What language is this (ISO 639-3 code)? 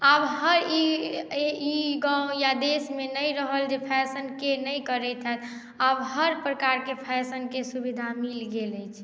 mai